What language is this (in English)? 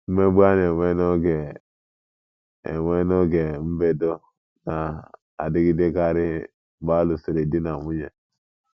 Igbo